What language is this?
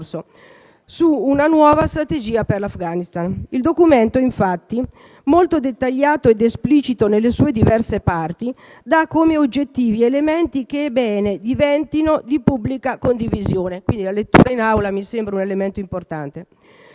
Italian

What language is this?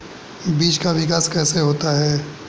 Hindi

